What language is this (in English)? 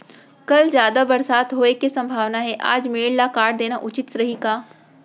Chhattisgarhi